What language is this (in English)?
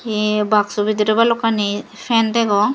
Chakma